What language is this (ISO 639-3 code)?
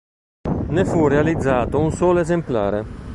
ita